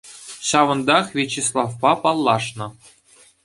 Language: Chuvash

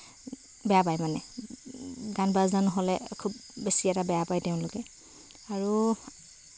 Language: Assamese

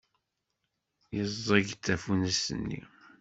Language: Kabyle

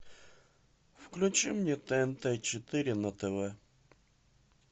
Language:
Russian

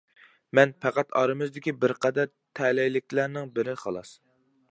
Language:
Uyghur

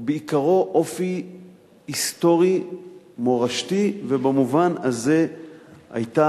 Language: Hebrew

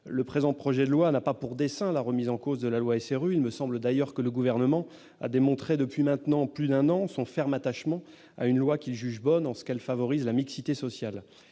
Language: French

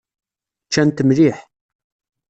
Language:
Kabyle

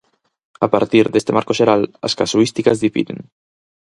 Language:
Galician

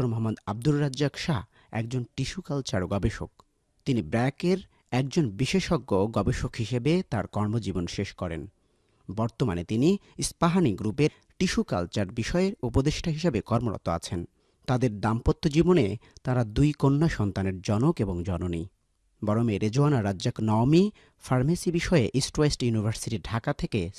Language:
Bangla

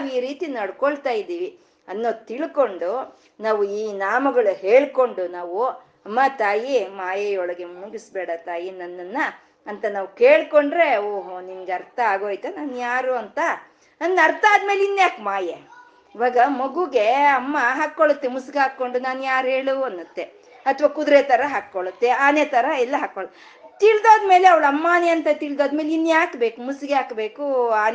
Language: Kannada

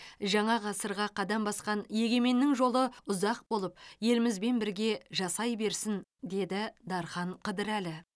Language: Kazakh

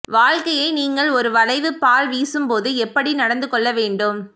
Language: Tamil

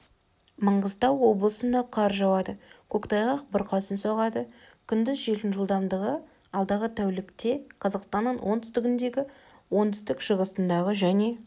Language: Kazakh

